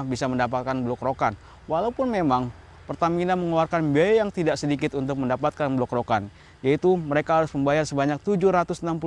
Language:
Indonesian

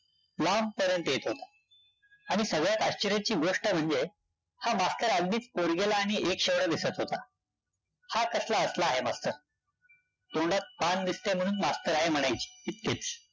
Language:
Marathi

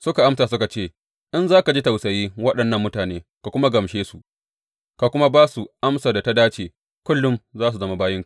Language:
Hausa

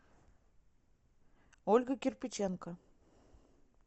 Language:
Russian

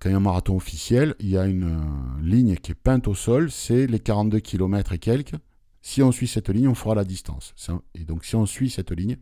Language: French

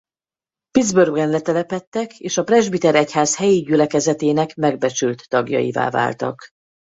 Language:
Hungarian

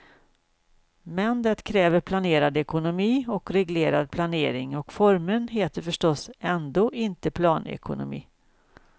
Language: Swedish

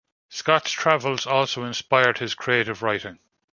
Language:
English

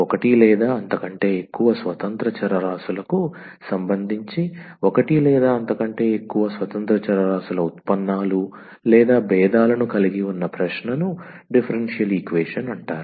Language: Telugu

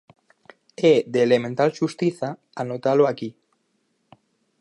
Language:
Galician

